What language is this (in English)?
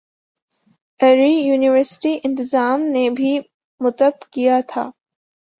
Urdu